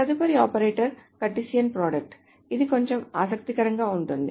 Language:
Telugu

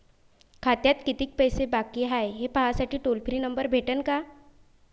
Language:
Marathi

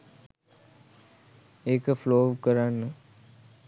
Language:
Sinhala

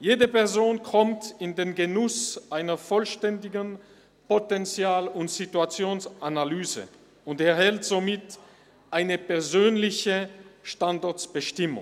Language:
Swiss German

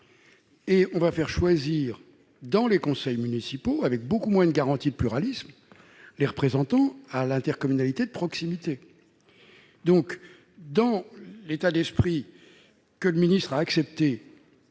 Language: French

